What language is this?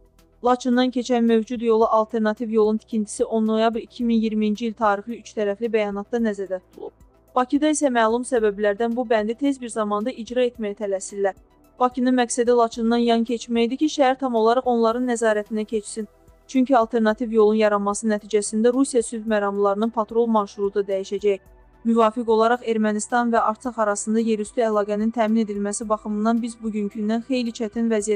Turkish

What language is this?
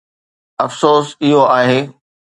Sindhi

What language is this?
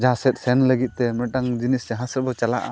Santali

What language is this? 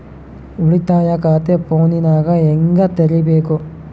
Kannada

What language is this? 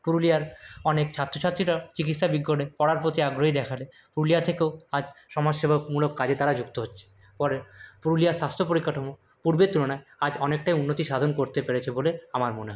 Bangla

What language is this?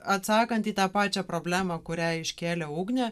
Lithuanian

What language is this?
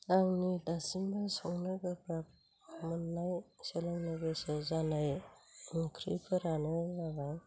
Bodo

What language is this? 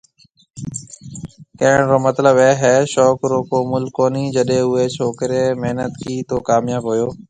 Marwari (Pakistan)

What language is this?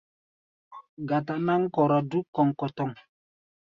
Gbaya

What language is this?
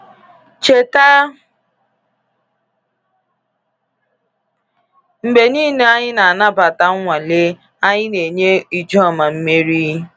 Igbo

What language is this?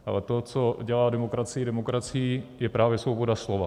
Czech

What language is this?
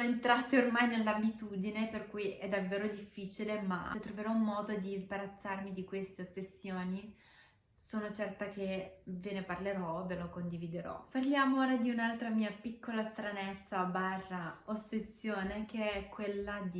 Italian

